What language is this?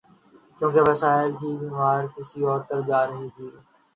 Urdu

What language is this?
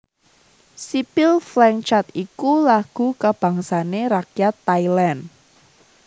Javanese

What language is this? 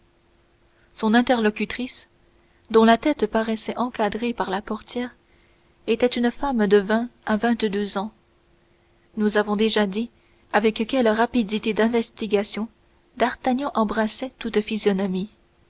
French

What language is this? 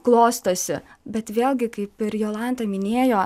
Lithuanian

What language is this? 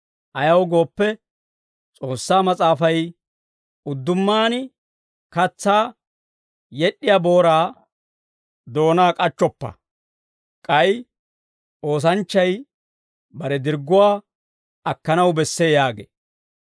Dawro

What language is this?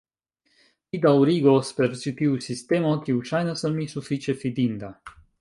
Esperanto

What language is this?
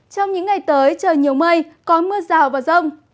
Vietnamese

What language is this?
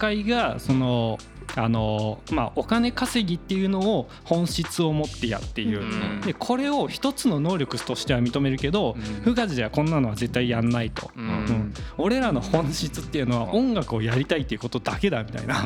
Japanese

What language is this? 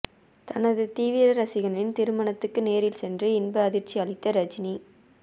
Tamil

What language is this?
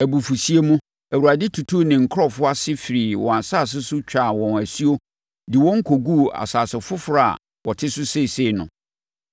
Akan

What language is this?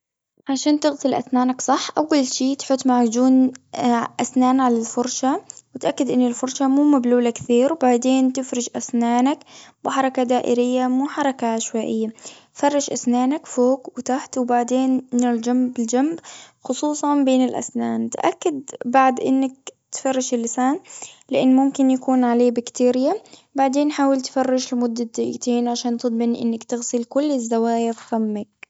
Gulf Arabic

